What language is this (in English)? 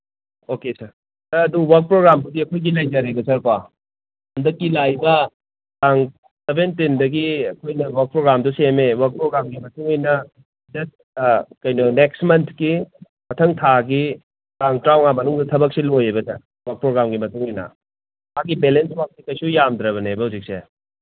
Manipuri